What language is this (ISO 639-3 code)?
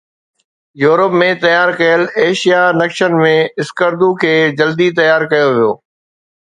snd